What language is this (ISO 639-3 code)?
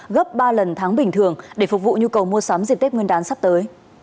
vie